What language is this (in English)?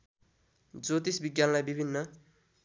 Nepali